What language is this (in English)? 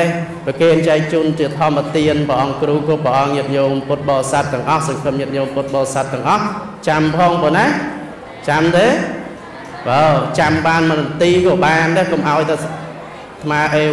Vietnamese